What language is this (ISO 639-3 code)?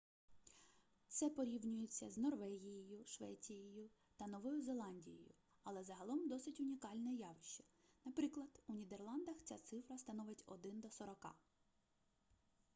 ukr